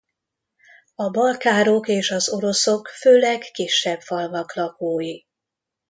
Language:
Hungarian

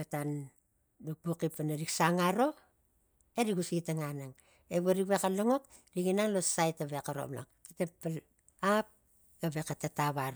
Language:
Tigak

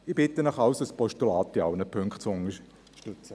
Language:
Swiss German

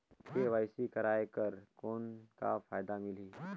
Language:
Chhattisgarhi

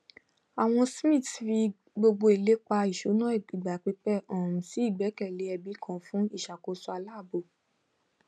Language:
Yoruba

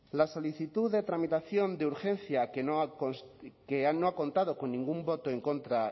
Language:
Spanish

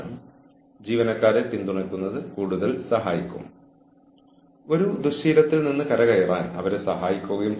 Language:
Malayalam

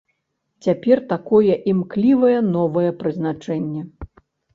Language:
Belarusian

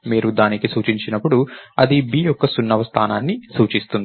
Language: Telugu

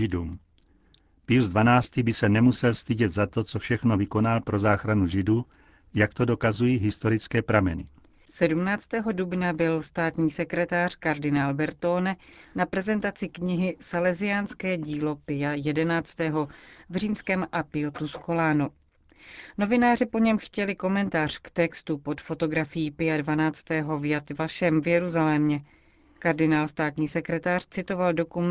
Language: Czech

